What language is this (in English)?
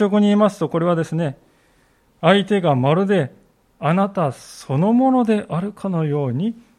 Japanese